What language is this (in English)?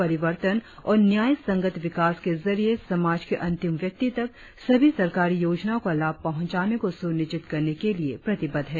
Hindi